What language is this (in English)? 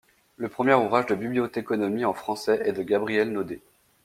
French